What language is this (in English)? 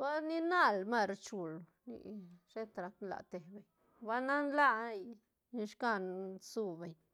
Santa Catarina Albarradas Zapotec